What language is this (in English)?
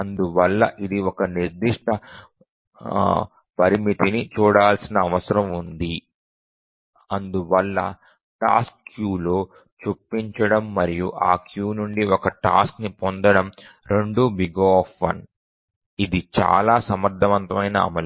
Telugu